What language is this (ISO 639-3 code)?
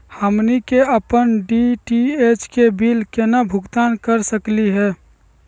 mag